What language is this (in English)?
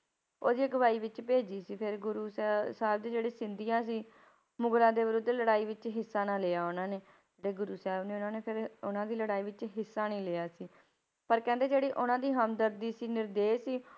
Punjabi